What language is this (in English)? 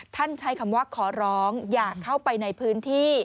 Thai